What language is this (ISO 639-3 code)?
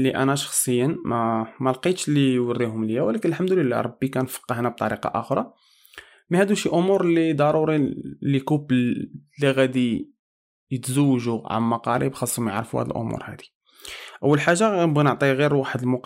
ara